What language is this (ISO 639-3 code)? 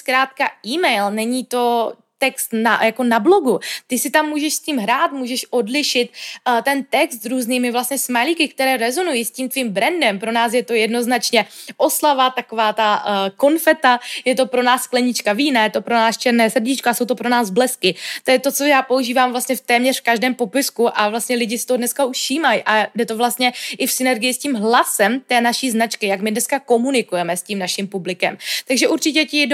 ces